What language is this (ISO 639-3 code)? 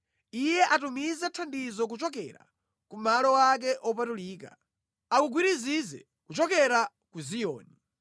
nya